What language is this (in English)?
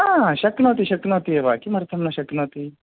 Sanskrit